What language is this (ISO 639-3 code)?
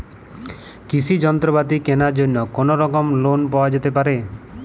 ben